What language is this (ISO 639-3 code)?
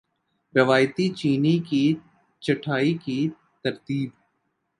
urd